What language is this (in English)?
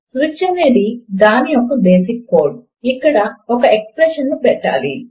Telugu